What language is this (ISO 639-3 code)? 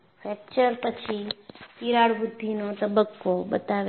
guj